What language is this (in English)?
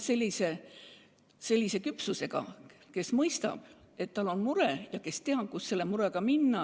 Estonian